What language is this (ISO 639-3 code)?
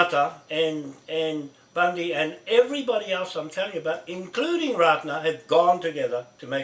eng